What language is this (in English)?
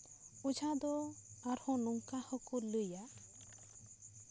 Santali